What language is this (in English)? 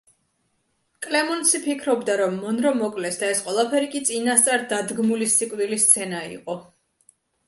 Georgian